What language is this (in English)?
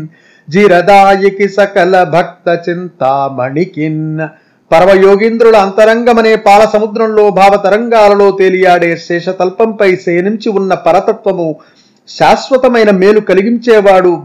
Telugu